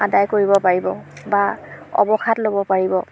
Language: Assamese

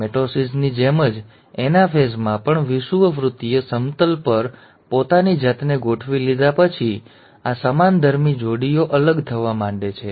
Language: Gujarati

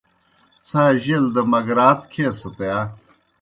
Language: Kohistani Shina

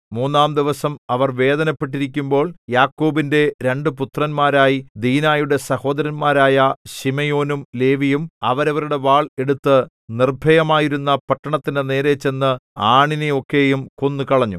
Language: Malayalam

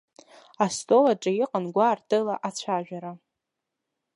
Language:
Abkhazian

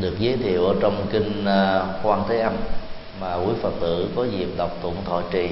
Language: Vietnamese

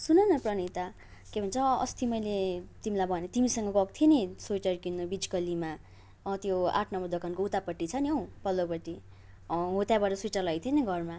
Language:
Nepali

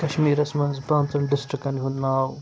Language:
Kashmiri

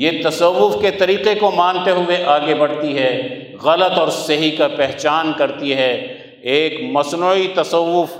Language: Urdu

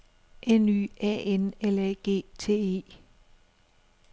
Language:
Danish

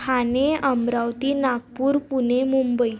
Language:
Marathi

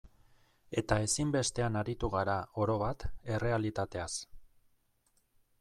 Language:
Basque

